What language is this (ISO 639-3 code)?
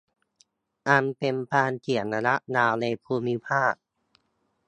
tha